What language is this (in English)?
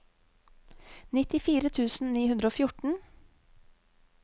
Norwegian